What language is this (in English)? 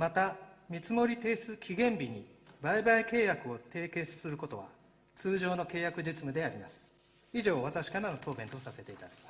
Japanese